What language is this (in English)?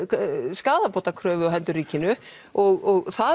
Icelandic